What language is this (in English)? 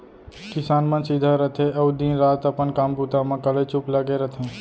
Chhattisgarhi